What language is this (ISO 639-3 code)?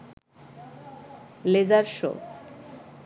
ben